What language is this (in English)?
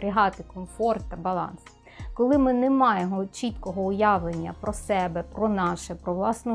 Ukrainian